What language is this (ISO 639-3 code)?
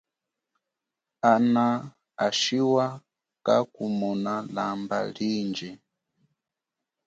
cjk